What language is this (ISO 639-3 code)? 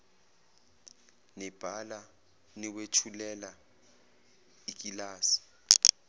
zul